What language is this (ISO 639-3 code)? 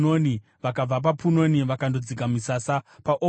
sna